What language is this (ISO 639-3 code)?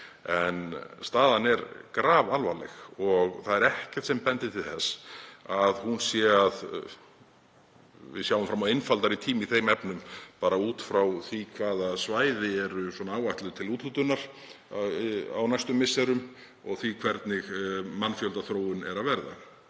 isl